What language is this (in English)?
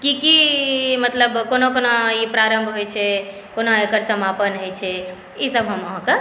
Maithili